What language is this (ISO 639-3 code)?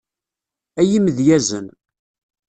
kab